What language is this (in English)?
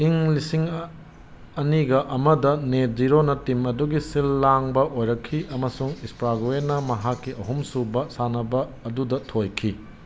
Manipuri